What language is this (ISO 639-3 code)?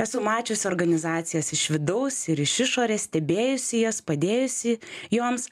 lit